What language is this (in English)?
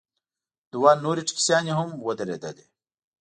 Pashto